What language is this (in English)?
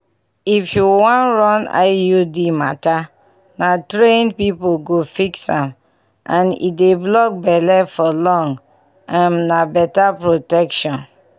Nigerian Pidgin